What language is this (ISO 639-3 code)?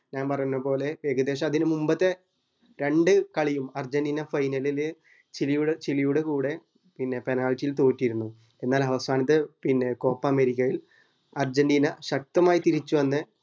mal